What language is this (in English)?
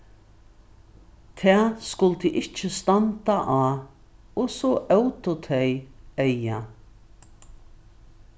Faroese